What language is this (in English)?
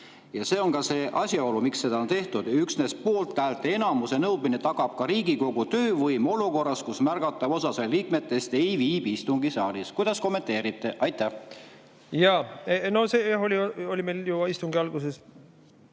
Estonian